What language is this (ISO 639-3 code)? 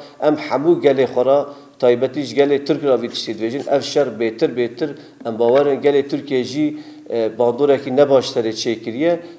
ara